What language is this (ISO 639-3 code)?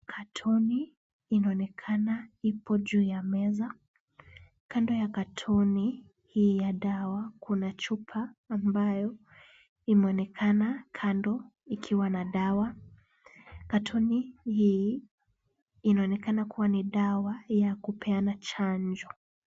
swa